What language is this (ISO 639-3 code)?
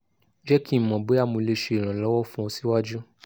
yor